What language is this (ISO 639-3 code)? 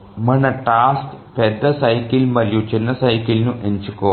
tel